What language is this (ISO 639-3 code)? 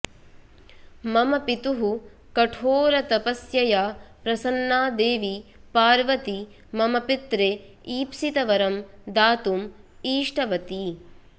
san